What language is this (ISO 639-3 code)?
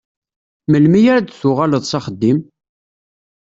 kab